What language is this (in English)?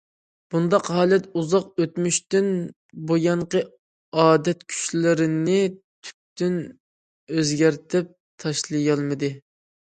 Uyghur